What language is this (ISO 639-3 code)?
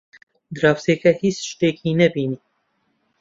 ckb